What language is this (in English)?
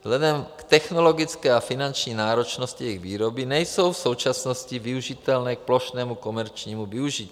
Czech